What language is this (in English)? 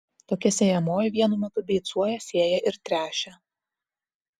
Lithuanian